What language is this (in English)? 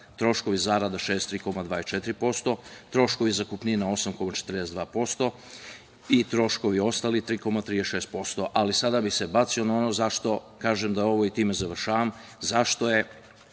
Serbian